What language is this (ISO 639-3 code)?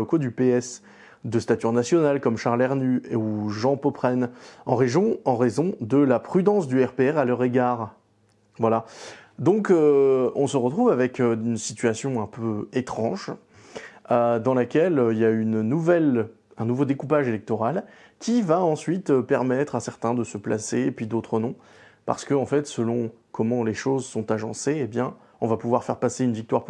fra